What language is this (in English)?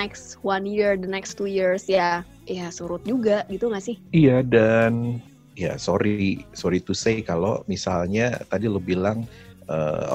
Indonesian